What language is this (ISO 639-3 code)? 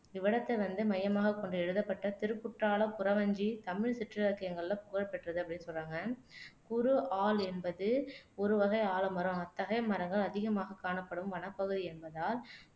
tam